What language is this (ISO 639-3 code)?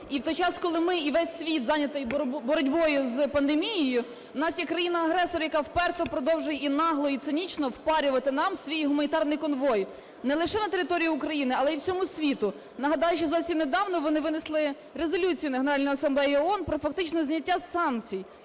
ukr